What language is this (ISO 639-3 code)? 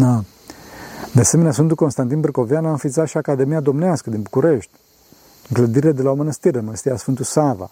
ron